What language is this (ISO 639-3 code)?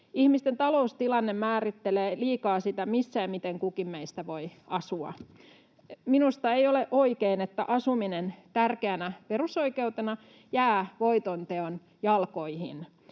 fin